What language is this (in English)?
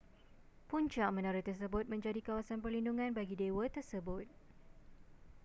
Malay